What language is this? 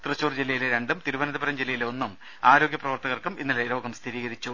Malayalam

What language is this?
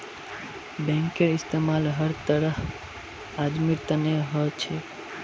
Magahi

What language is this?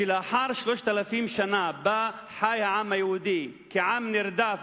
Hebrew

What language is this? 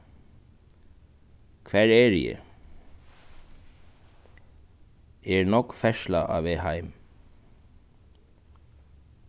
Faroese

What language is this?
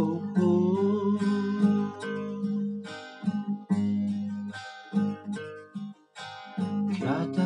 Amharic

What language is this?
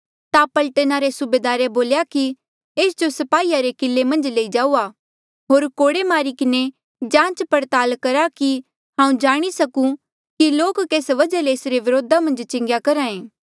Mandeali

